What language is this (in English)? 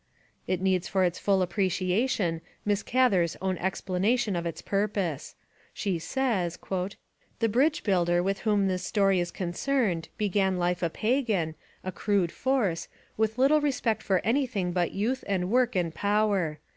English